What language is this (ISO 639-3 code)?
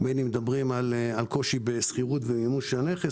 heb